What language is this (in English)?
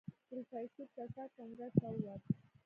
Pashto